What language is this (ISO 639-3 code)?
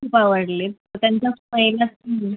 mar